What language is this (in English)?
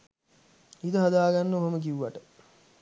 Sinhala